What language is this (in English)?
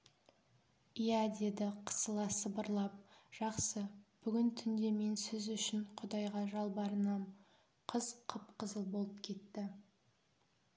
Kazakh